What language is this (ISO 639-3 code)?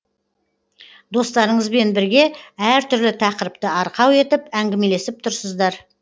kaz